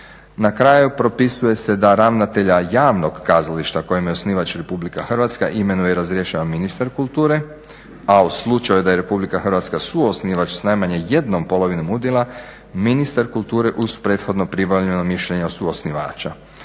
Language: Croatian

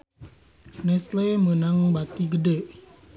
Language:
Sundanese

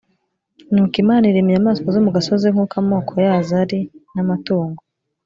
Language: Kinyarwanda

